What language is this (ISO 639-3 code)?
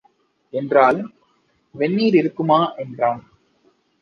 tam